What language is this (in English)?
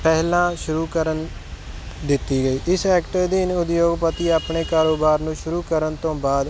Punjabi